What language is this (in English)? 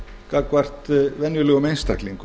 Icelandic